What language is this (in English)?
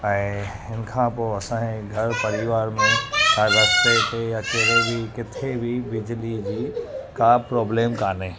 Sindhi